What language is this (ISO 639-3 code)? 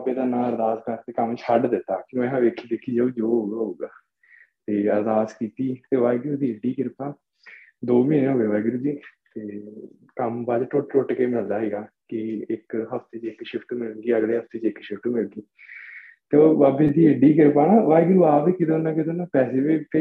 pan